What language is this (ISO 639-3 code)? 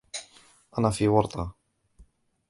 ara